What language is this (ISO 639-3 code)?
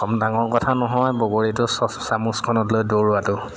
asm